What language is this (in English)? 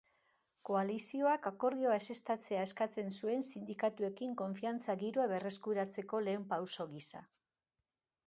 Basque